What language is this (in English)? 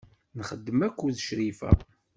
Kabyle